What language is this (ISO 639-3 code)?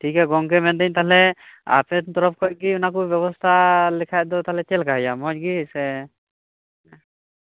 sat